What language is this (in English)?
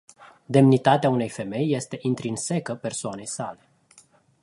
Romanian